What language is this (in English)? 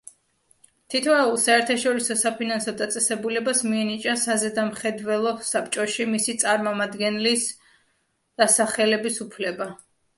Georgian